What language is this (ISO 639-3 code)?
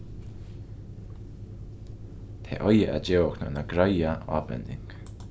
fao